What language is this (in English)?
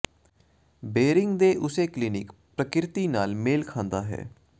Punjabi